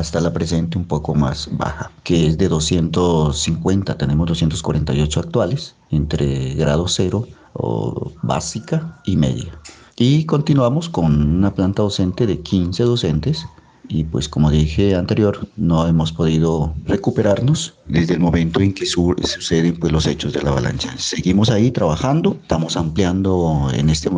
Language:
Spanish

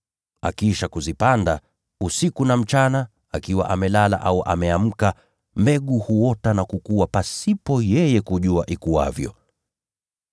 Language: Swahili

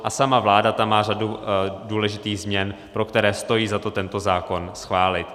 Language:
Czech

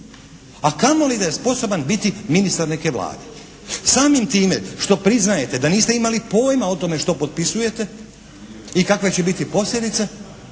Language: Croatian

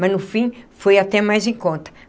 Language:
Portuguese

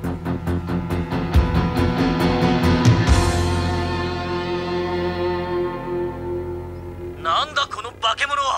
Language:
Japanese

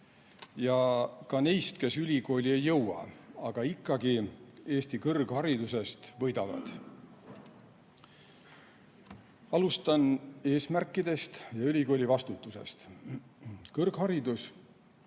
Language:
Estonian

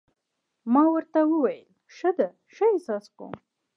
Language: Pashto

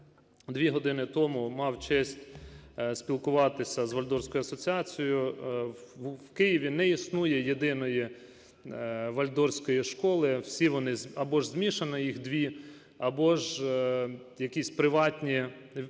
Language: Ukrainian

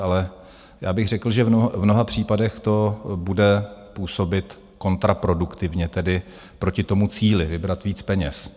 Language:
Czech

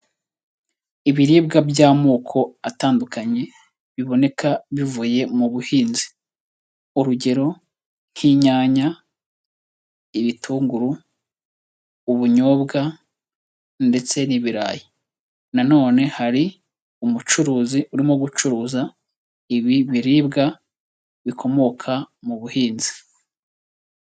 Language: Kinyarwanda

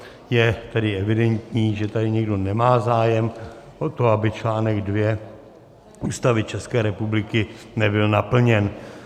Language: Czech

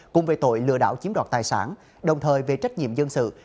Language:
Vietnamese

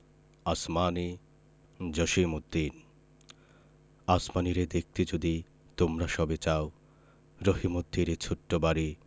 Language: Bangla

